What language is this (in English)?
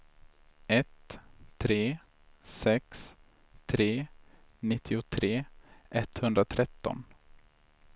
Swedish